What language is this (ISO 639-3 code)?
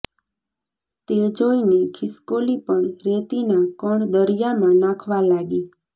guj